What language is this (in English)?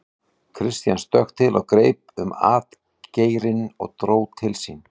Icelandic